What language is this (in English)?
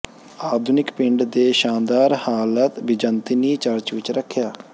Punjabi